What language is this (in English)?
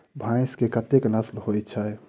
Maithili